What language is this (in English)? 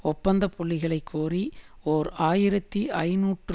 Tamil